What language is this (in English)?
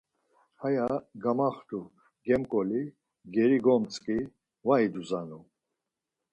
Laz